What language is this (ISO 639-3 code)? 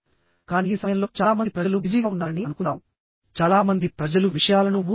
tel